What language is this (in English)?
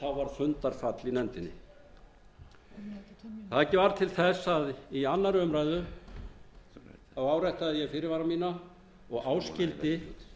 Icelandic